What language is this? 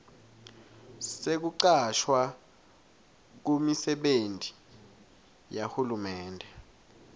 Swati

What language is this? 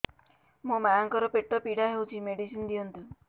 Odia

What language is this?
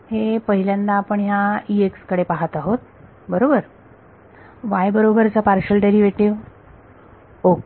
Marathi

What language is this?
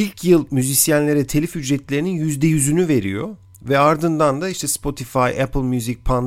Turkish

